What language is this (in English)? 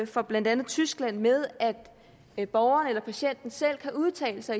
Danish